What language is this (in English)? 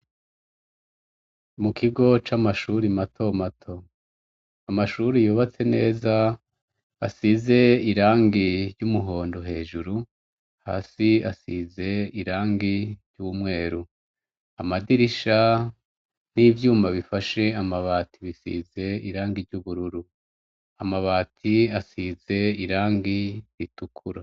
Rundi